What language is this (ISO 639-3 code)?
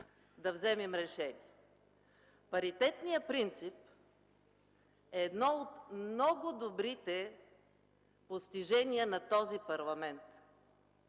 bul